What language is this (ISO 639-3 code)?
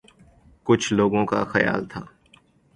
urd